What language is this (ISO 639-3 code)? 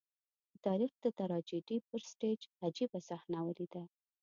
pus